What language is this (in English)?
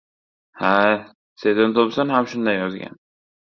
Uzbek